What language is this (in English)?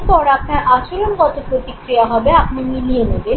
Bangla